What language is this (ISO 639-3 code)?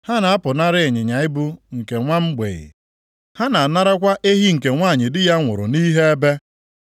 ibo